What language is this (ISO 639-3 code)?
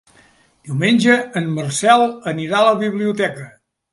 cat